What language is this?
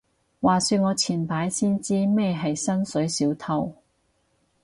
Cantonese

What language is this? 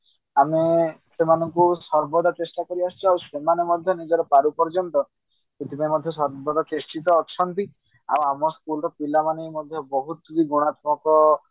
Odia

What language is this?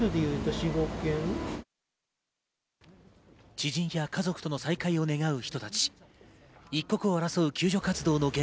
Japanese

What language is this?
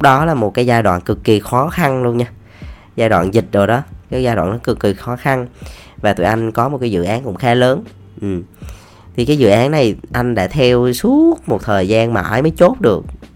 Vietnamese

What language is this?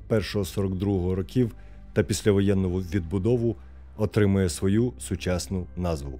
Ukrainian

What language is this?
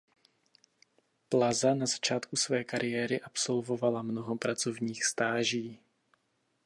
Czech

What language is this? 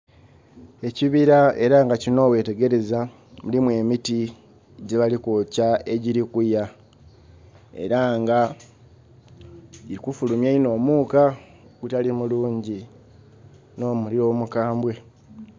Soga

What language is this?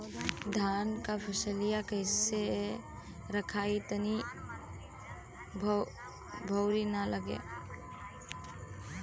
Bhojpuri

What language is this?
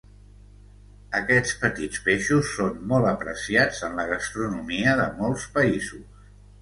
Catalan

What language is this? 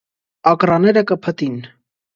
Armenian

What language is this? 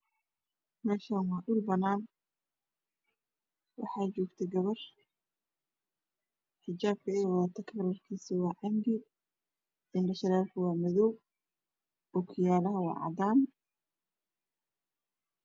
Somali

